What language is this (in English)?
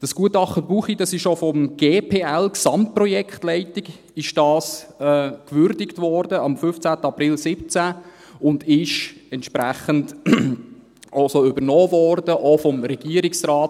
Swiss German